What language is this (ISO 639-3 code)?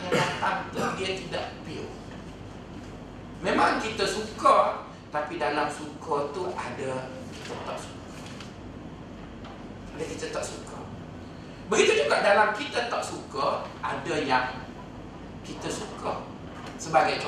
msa